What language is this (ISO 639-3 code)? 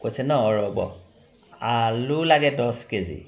asm